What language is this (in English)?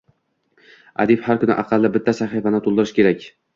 Uzbek